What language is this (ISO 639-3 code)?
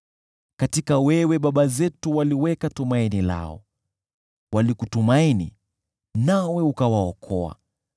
swa